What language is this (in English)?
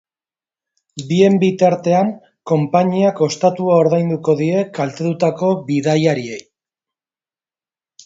Basque